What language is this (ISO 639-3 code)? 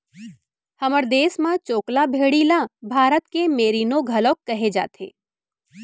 hne